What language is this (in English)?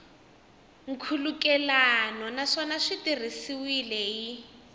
Tsonga